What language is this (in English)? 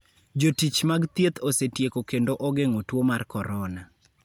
Luo (Kenya and Tanzania)